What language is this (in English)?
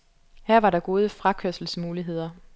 Danish